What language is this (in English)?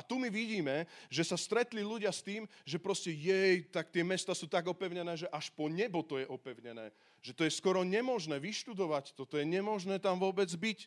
Slovak